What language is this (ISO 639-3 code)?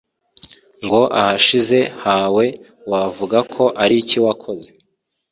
kin